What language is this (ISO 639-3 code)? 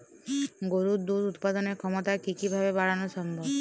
ben